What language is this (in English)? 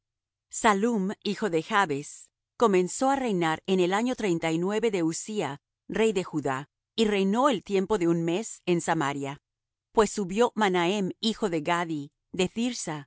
Spanish